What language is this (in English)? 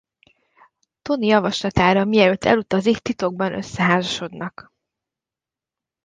Hungarian